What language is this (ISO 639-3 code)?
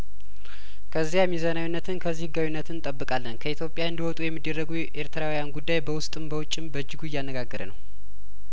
amh